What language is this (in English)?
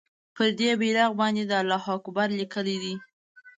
Pashto